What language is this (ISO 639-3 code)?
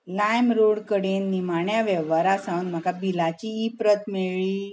kok